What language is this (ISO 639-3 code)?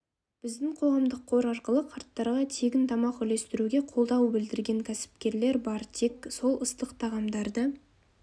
kaz